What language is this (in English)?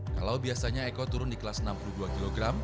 Indonesian